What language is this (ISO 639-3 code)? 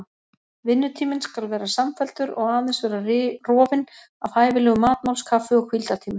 isl